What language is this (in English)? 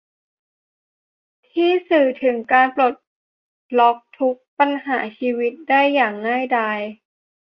Thai